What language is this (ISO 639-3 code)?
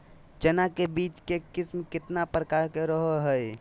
mag